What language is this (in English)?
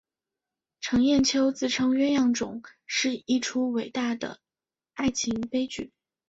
Chinese